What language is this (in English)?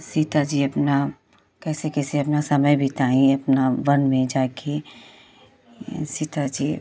Hindi